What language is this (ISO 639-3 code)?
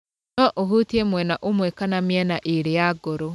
kik